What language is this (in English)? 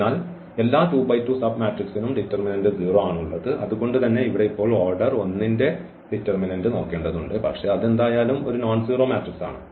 Malayalam